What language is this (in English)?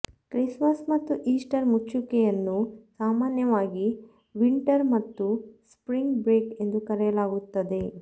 Kannada